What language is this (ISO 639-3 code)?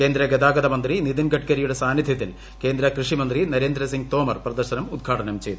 mal